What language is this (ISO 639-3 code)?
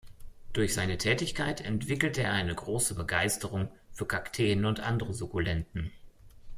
deu